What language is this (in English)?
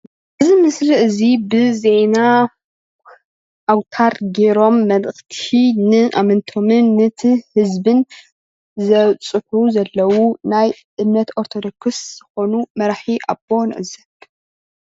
Tigrinya